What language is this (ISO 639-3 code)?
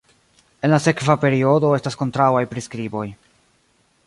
epo